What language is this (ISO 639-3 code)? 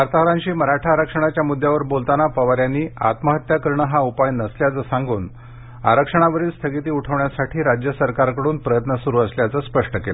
mar